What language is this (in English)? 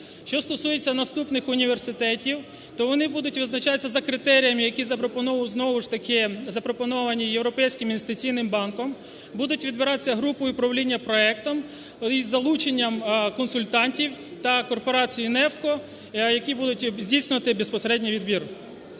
Ukrainian